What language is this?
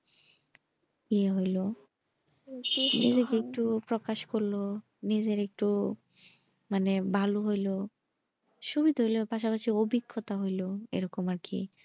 Bangla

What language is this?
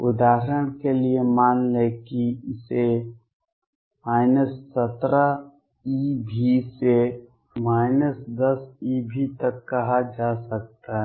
Hindi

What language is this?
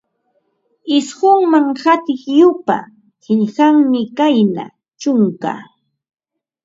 Ambo-Pasco Quechua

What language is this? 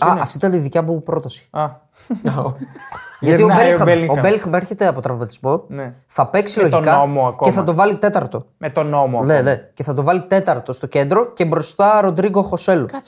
Greek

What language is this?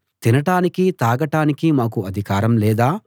Telugu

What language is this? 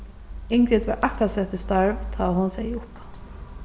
Faroese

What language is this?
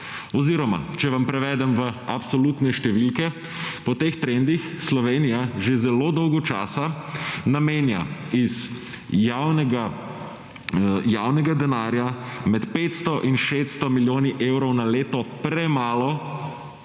Slovenian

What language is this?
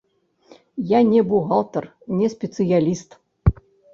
Belarusian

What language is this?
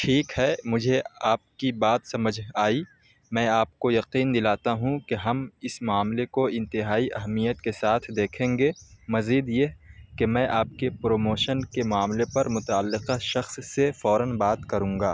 Urdu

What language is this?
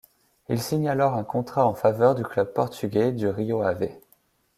French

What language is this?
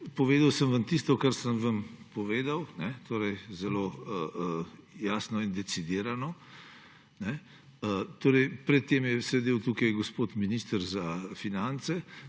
Slovenian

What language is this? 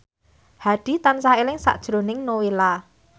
Javanese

